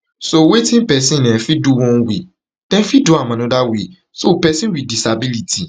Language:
Nigerian Pidgin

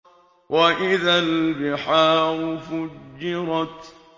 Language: Arabic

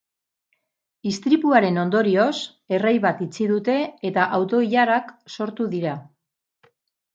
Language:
Basque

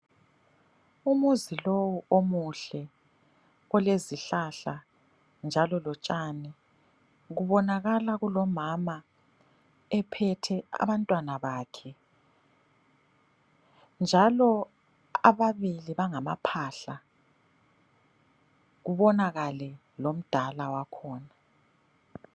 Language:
North Ndebele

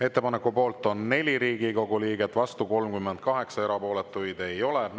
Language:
Estonian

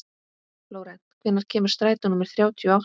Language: Icelandic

